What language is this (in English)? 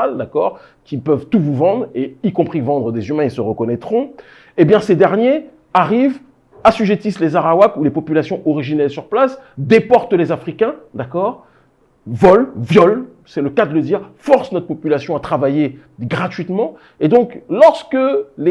French